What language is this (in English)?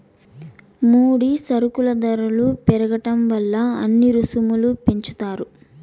Telugu